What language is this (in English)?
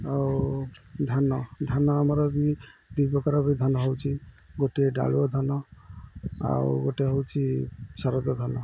Odia